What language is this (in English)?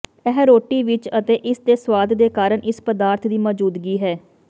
Punjabi